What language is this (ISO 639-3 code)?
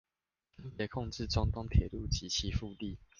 zho